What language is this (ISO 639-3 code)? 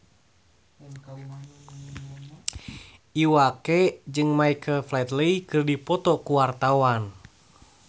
sun